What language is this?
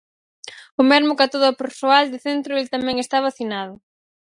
Galician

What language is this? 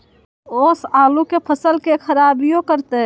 Magahi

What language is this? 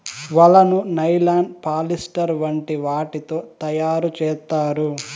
Telugu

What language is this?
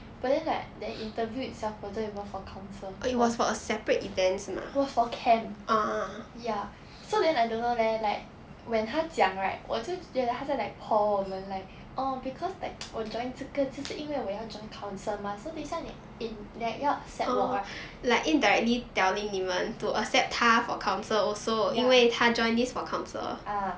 English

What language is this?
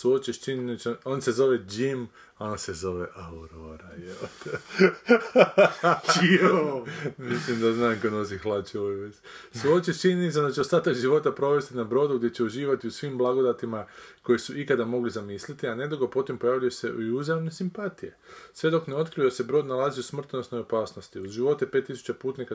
Croatian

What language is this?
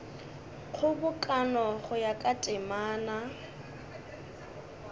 Northern Sotho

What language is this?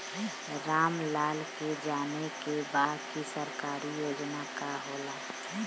Bhojpuri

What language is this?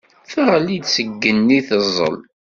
Kabyle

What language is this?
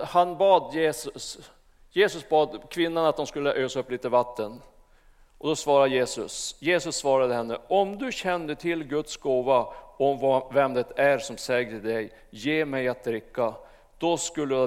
Swedish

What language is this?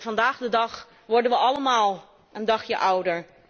Dutch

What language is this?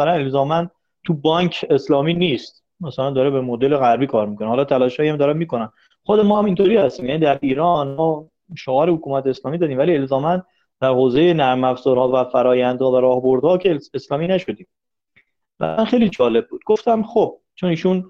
Persian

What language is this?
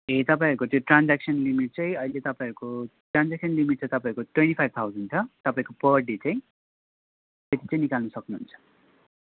Nepali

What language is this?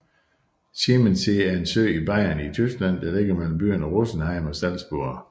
Danish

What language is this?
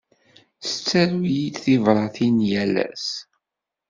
Kabyle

